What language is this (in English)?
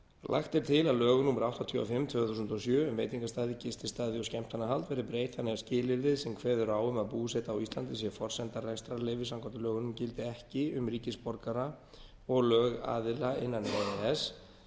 Icelandic